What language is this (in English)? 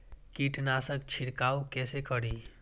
Maithili